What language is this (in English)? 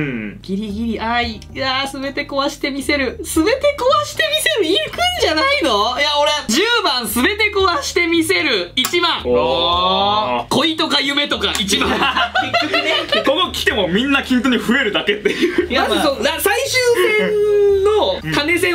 Japanese